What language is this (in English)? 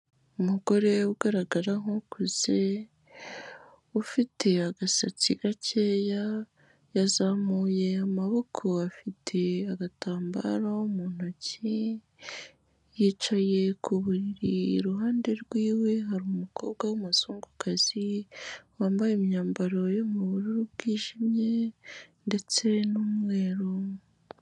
Kinyarwanda